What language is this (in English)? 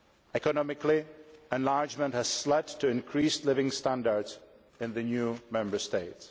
English